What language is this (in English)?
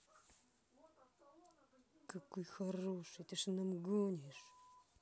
Russian